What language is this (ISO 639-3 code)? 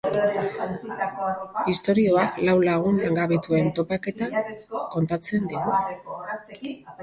eus